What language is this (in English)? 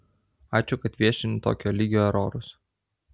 Lithuanian